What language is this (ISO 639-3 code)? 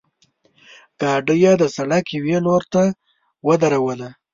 pus